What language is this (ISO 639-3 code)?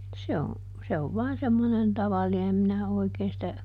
fin